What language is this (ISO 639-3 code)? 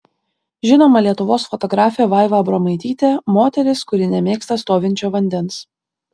lit